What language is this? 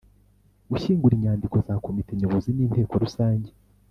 Kinyarwanda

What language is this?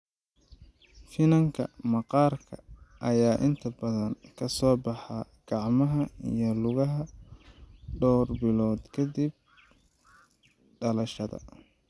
Somali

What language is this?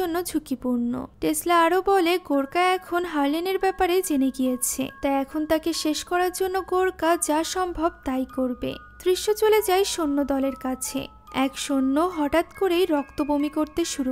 Hindi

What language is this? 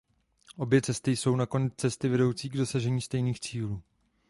Czech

